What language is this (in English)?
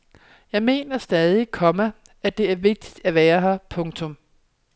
Danish